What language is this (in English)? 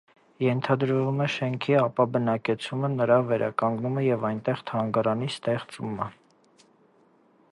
Armenian